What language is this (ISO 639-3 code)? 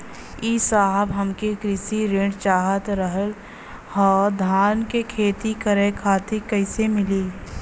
bho